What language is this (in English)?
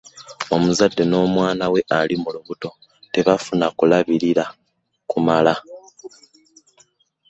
Ganda